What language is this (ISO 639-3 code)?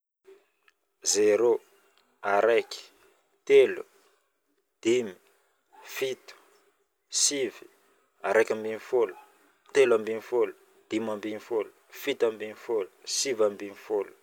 bmm